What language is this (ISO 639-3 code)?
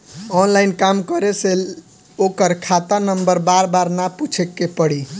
bho